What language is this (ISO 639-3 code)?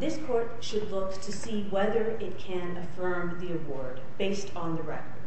eng